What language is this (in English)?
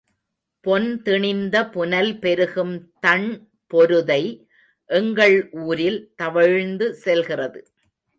Tamil